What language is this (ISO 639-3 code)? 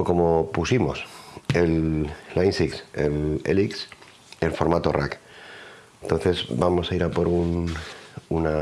spa